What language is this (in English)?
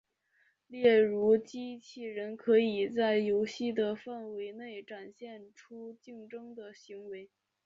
Chinese